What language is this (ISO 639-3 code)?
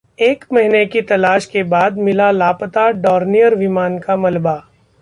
hin